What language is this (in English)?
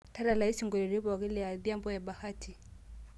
Masai